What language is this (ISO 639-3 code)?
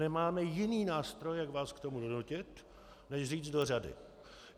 ces